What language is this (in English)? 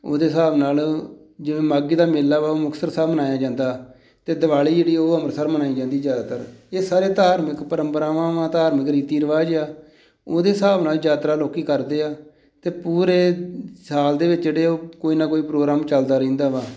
Punjabi